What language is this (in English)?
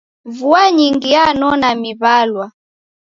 Taita